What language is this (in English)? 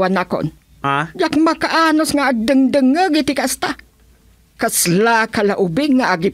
Filipino